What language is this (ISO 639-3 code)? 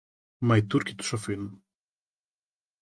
ell